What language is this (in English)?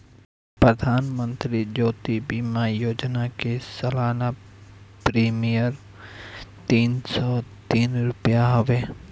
Bhojpuri